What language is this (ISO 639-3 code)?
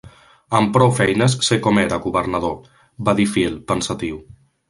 cat